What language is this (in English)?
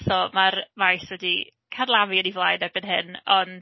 Welsh